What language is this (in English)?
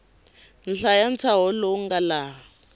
Tsonga